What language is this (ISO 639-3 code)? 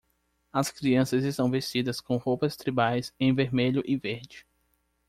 por